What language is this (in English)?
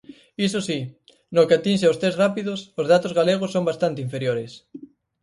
Galician